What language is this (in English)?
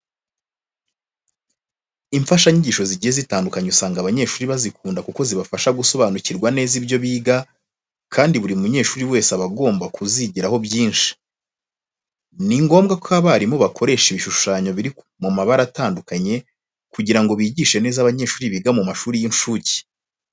Kinyarwanda